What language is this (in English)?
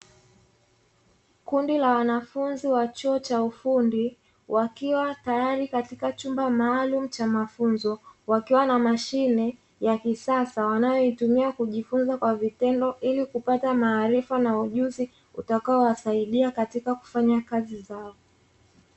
Swahili